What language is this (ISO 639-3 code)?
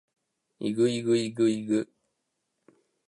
jpn